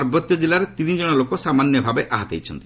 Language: Odia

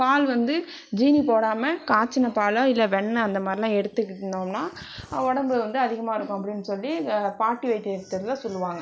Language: Tamil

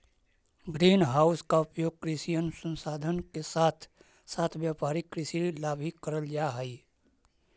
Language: Magahi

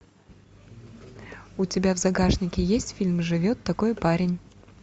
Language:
Russian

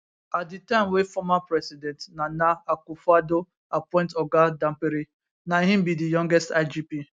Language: Nigerian Pidgin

